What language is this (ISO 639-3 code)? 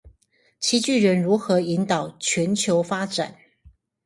zho